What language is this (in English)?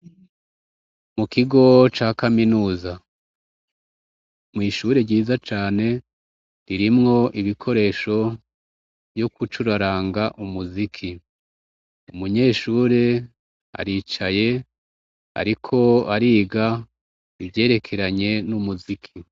Rundi